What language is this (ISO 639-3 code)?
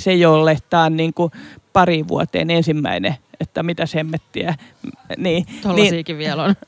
fin